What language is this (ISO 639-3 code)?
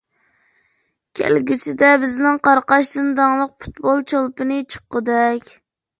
uig